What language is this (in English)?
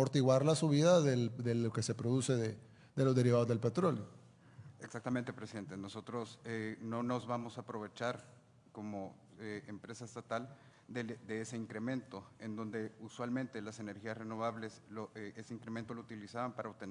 Spanish